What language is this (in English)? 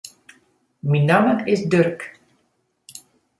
Western Frisian